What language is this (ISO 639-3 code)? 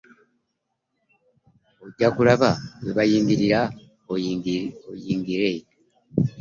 lug